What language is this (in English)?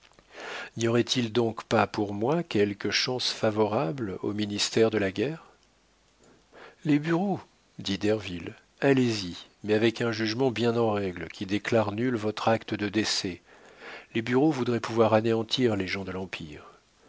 French